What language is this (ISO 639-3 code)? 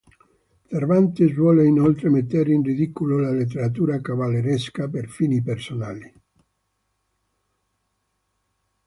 ita